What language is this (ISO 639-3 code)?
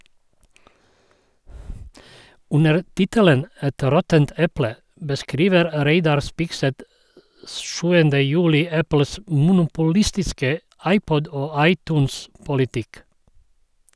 nor